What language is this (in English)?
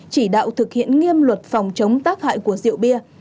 Vietnamese